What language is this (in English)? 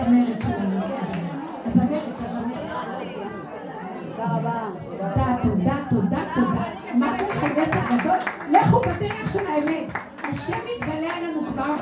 Hebrew